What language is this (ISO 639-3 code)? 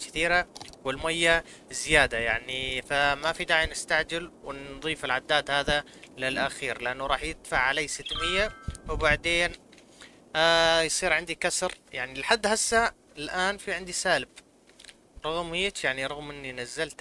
ara